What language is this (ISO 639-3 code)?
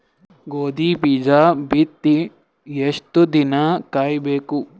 kan